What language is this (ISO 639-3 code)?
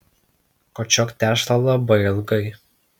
lit